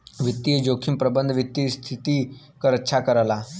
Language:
Bhojpuri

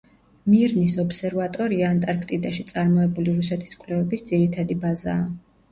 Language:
Georgian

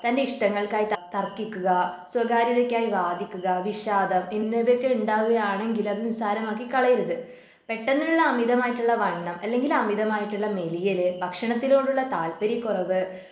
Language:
Malayalam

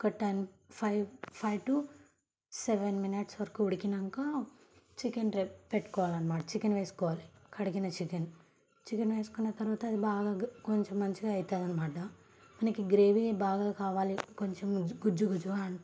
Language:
Telugu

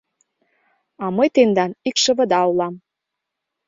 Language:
Mari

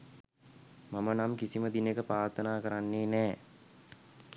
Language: Sinhala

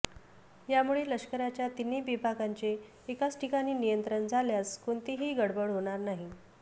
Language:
Marathi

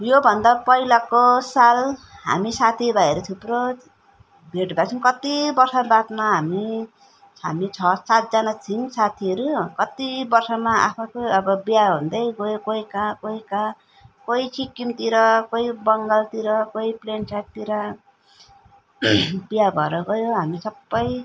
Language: Nepali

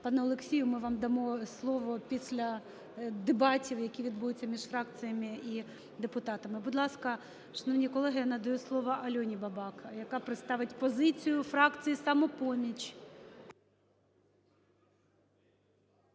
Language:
Ukrainian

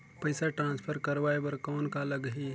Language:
Chhattisgarhi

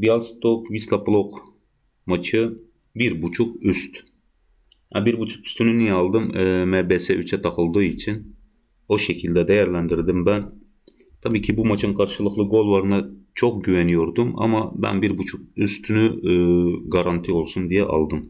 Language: Turkish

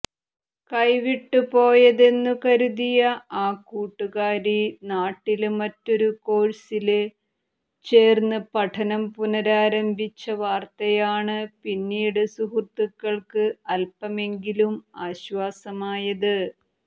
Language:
Malayalam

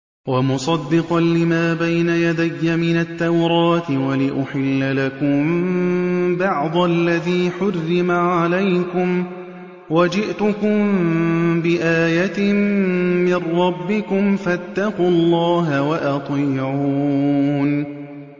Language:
Arabic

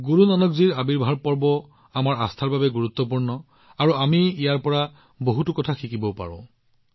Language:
Assamese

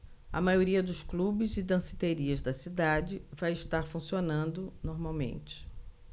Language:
Portuguese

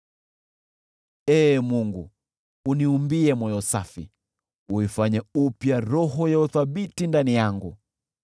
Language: Swahili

